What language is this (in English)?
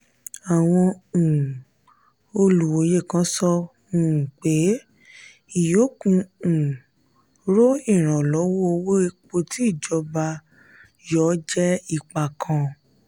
Yoruba